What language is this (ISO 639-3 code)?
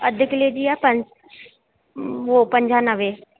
snd